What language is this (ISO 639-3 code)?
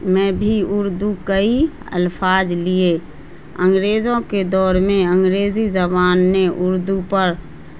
urd